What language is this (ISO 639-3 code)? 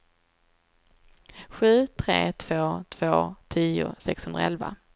swe